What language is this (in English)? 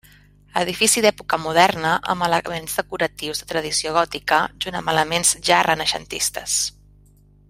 Catalan